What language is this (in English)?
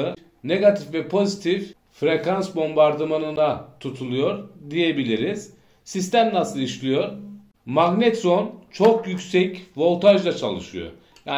Turkish